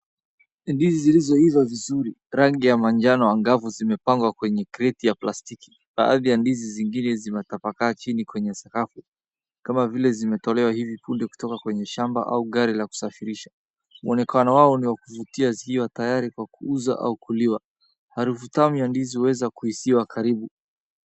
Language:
Swahili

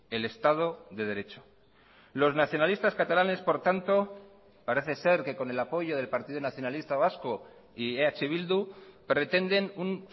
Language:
Spanish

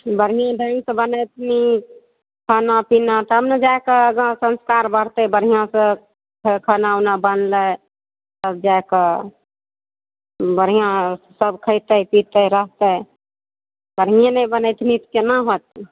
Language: Maithili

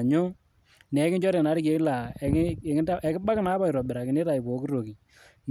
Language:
Masai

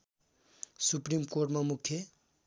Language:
Nepali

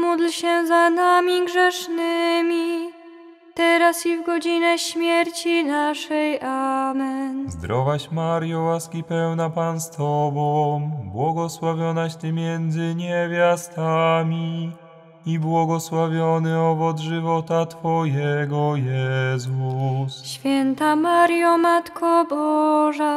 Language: Polish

